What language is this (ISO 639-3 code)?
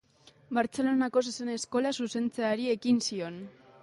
eus